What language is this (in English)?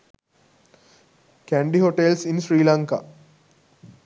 Sinhala